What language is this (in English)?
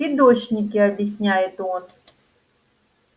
Russian